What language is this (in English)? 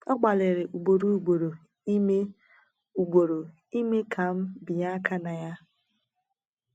Igbo